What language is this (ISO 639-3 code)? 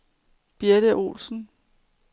dan